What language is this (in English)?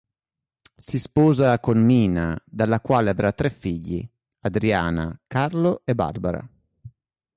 Italian